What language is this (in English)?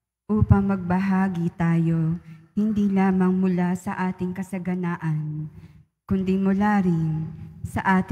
Filipino